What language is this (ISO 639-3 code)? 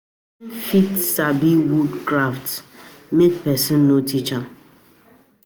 pcm